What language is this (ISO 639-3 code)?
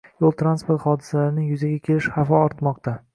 uzb